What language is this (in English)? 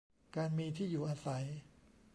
Thai